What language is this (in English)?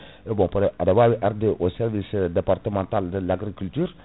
Fula